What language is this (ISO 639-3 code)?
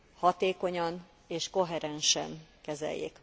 hun